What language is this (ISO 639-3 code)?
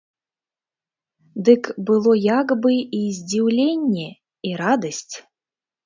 bel